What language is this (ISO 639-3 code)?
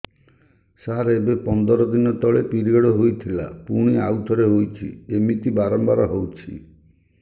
ori